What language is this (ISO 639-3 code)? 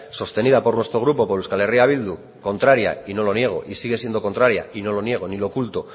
spa